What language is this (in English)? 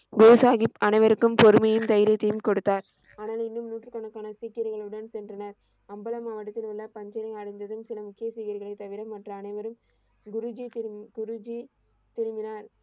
Tamil